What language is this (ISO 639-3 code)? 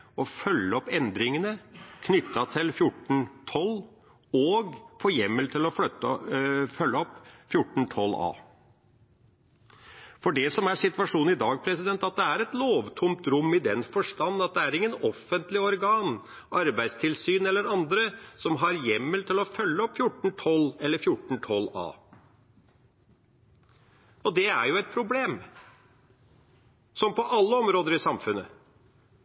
nob